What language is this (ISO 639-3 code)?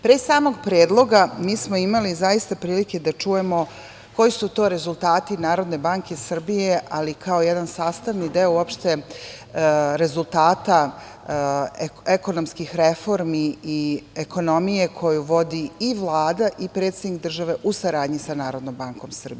srp